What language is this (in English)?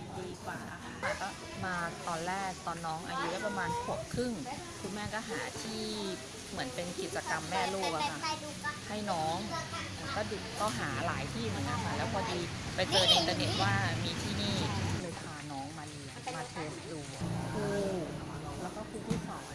Thai